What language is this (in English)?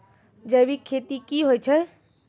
Maithili